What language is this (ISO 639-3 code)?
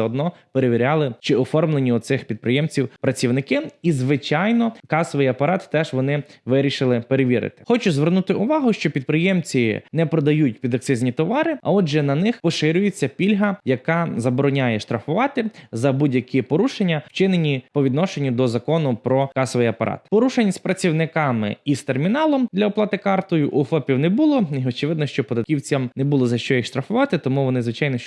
ukr